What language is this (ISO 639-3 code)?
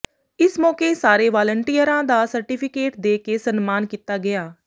pan